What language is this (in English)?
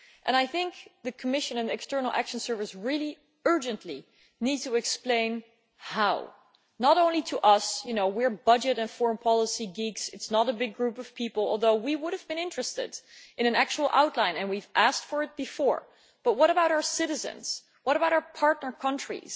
English